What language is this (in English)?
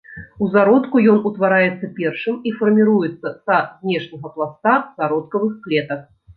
Belarusian